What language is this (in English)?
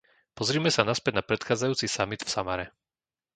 Slovak